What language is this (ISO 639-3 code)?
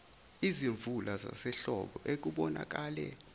zul